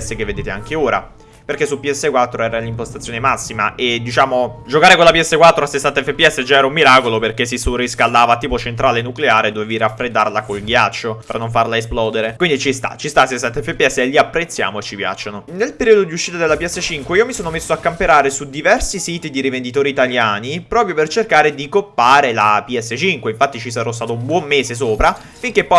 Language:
Italian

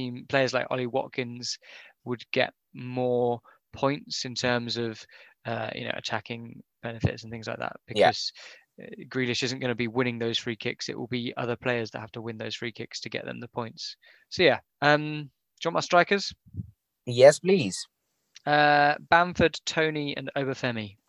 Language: English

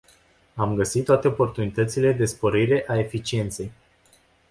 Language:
Romanian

